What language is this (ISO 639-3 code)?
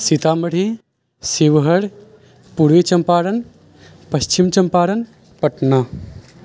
mai